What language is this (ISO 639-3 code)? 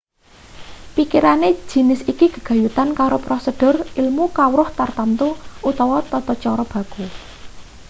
jav